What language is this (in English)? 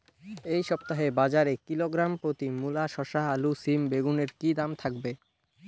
Bangla